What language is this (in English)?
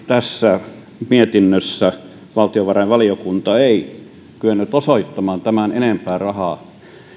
Finnish